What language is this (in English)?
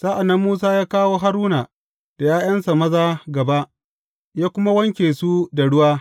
Hausa